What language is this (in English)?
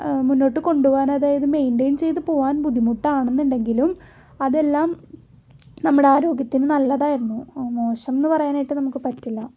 Malayalam